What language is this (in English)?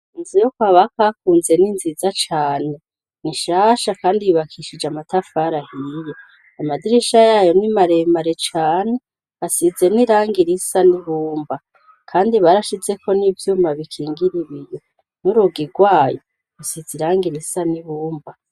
Rundi